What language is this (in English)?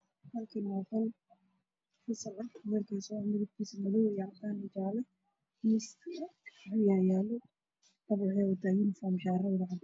Somali